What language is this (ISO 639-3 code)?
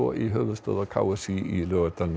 isl